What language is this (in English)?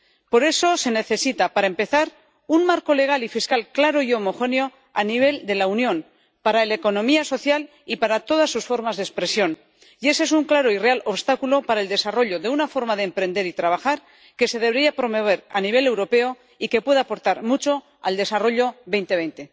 Spanish